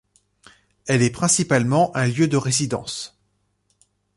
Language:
French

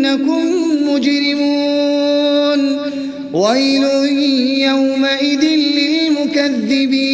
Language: Arabic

